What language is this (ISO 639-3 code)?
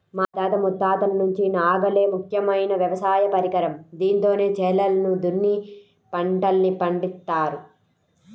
tel